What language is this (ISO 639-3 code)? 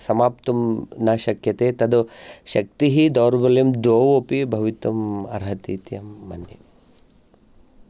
san